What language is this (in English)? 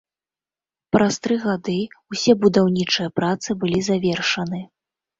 Belarusian